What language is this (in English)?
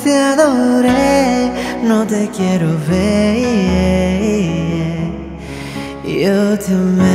Spanish